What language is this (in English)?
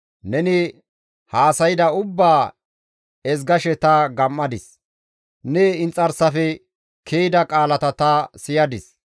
Gamo